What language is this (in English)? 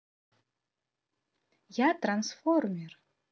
Russian